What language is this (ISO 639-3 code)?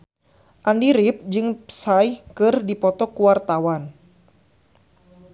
sun